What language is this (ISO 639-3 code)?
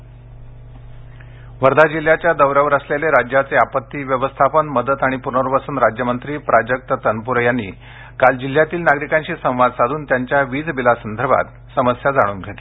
mar